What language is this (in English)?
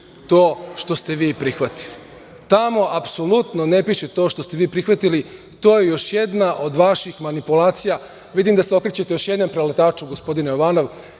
Serbian